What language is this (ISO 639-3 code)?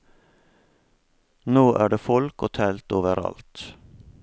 nor